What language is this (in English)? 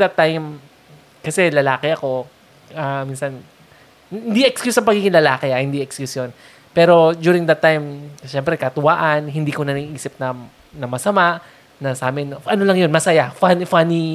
Filipino